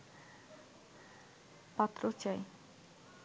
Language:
Bangla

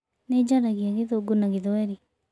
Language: Kikuyu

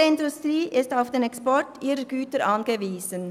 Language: Swiss German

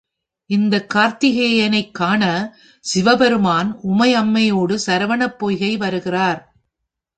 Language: Tamil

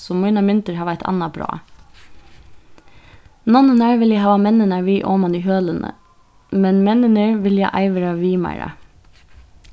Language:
Faroese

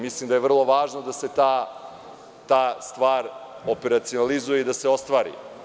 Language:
Serbian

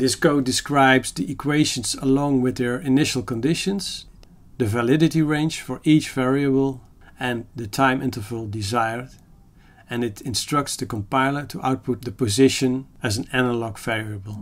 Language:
English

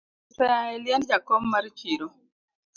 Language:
Luo (Kenya and Tanzania)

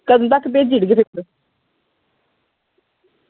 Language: Dogri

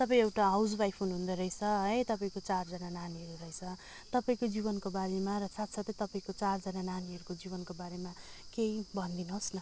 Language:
Nepali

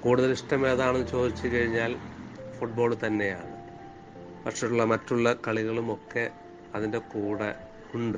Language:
Malayalam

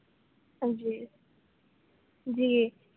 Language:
Urdu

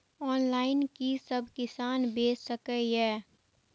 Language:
Maithili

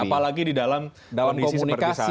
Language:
Indonesian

